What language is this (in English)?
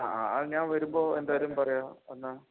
Malayalam